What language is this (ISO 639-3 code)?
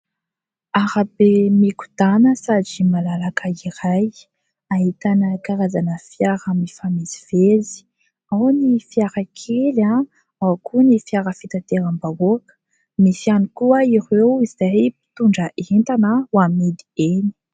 mlg